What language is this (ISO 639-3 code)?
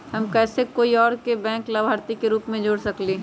mag